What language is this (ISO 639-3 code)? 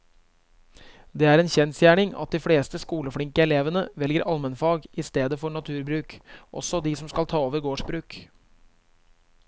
nor